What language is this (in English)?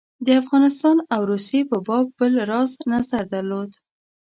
Pashto